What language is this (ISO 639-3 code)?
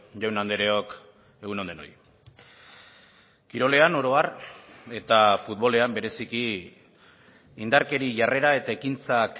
eus